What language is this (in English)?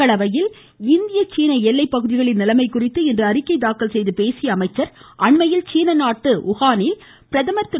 Tamil